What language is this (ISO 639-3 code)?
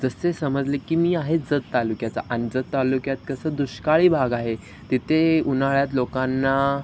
mar